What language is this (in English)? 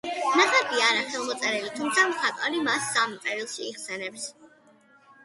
Georgian